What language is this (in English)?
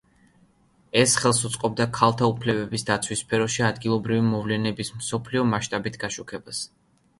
Georgian